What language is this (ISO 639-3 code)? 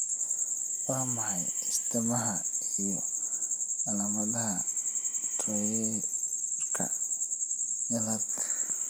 som